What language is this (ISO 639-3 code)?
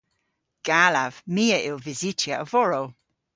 cor